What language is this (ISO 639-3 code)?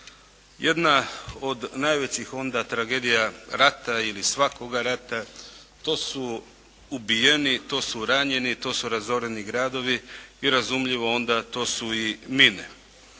hrv